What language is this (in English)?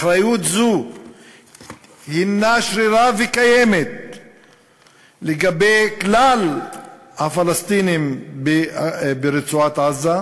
Hebrew